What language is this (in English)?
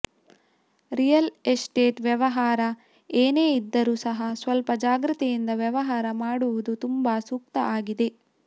Kannada